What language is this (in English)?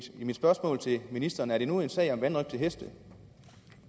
Danish